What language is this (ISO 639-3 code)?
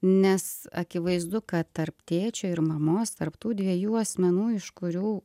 lit